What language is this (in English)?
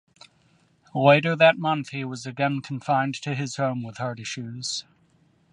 English